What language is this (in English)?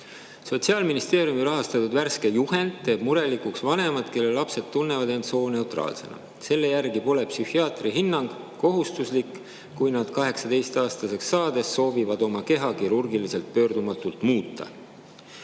Estonian